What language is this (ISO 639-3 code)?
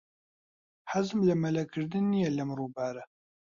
ckb